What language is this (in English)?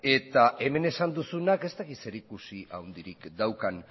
Basque